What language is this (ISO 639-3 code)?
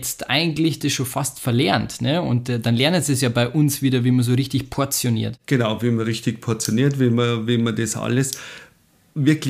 deu